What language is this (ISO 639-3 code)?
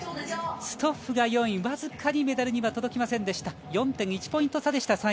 jpn